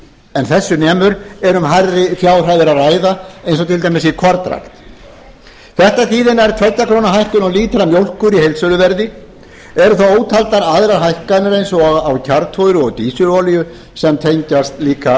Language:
Icelandic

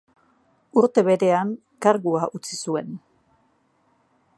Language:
Basque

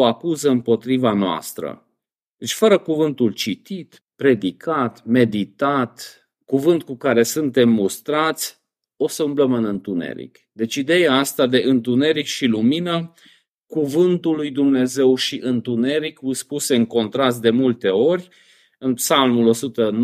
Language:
Romanian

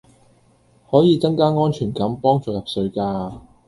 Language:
Cantonese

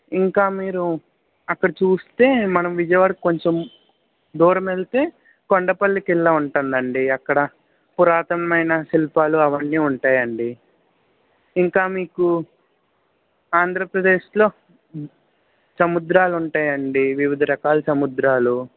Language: Telugu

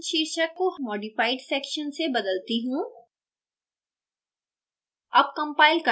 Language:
Hindi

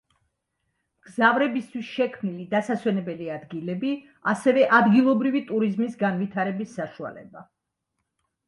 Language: Georgian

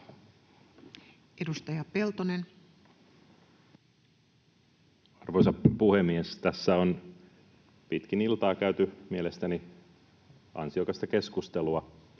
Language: Finnish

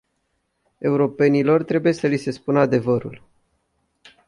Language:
Romanian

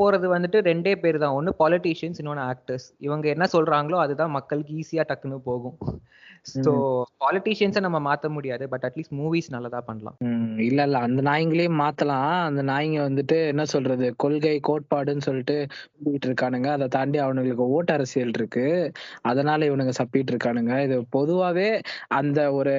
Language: Tamil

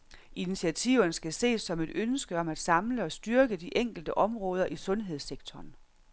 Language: Danish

